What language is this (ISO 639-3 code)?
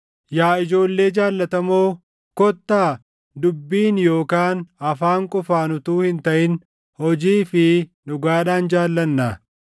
orm